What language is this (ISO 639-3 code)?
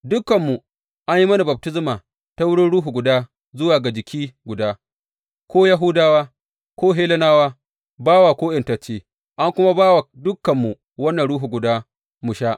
hau